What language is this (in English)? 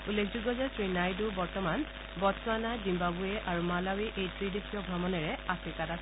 Assamese